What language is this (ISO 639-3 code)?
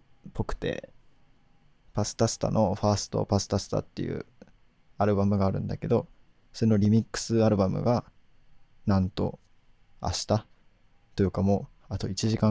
jpn